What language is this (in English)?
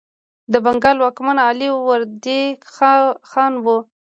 Pashto